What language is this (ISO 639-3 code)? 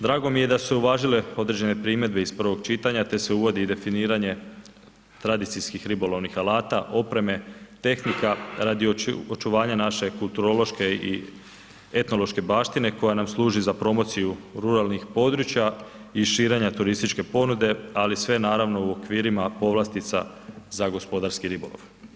hrv